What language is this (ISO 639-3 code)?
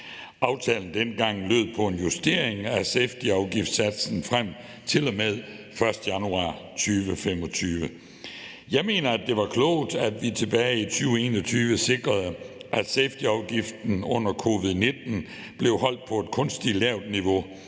dan